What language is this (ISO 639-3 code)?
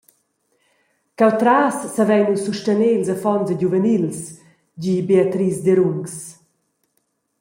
roh